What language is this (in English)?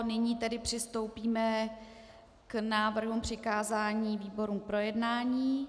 Czech